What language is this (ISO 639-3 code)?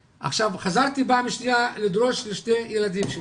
heb